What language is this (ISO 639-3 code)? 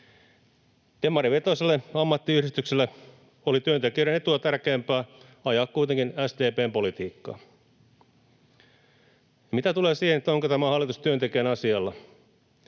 fin